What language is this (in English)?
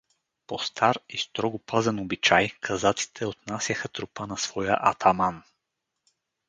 Bulgarian